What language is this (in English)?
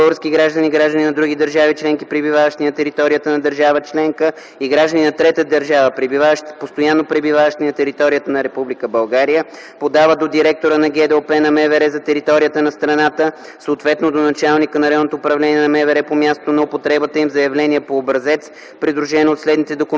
Bulgarian